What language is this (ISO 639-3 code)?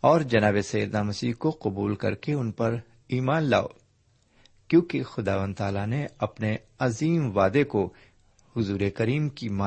urd